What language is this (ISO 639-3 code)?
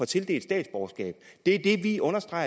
dan